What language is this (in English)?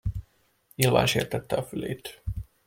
Hungarian